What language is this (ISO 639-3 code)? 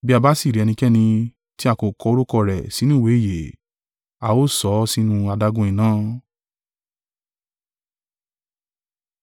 yor